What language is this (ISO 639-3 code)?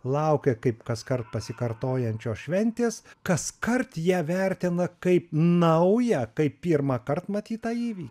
lit